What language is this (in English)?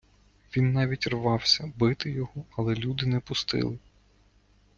Ukrainian